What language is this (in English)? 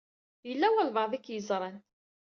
Kabyle